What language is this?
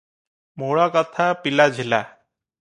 Odia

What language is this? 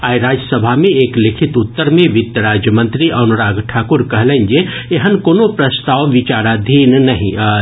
Maithili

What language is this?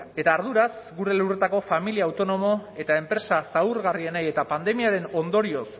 Basque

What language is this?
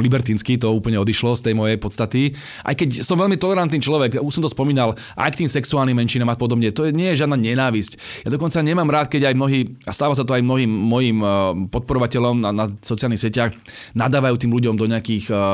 Slovak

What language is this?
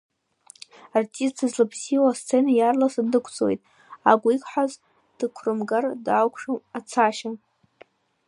Abkhazian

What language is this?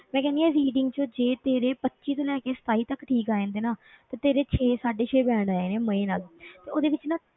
Punjabi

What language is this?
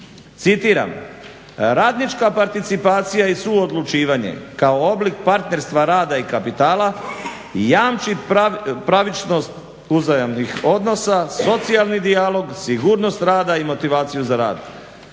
Croatian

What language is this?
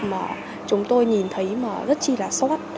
Vietnamese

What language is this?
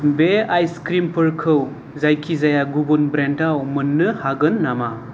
Bodo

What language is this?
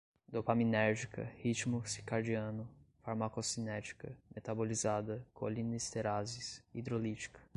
Portuguese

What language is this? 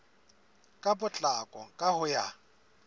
Southern Sotho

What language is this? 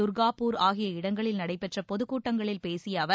Tamil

